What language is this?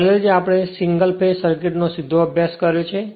Gujarati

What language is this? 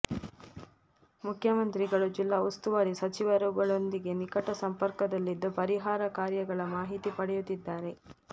Kannada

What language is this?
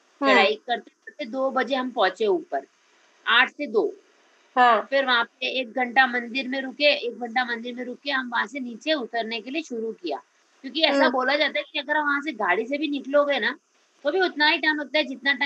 Hindi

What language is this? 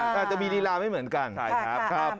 Thai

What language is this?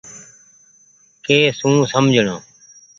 Goaria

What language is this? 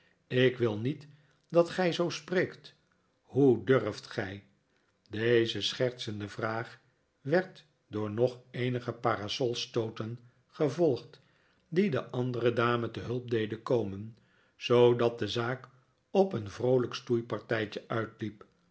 Dutch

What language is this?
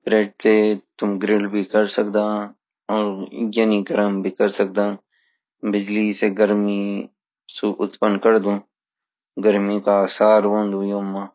Garhwali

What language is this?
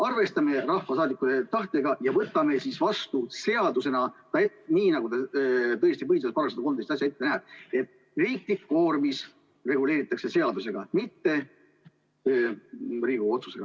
Estonian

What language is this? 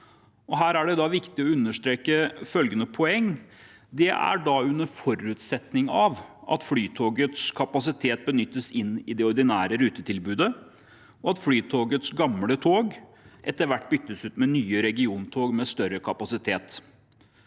Norwegian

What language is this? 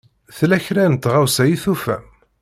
Kabyle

